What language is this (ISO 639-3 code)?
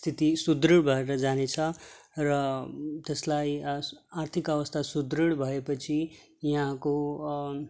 nep